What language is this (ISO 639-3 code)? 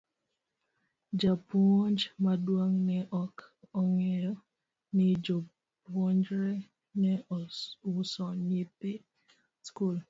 luo